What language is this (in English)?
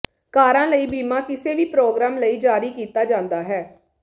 Punjabi